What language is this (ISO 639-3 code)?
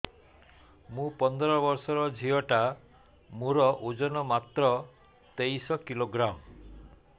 ori